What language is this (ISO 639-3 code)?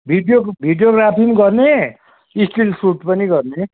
nep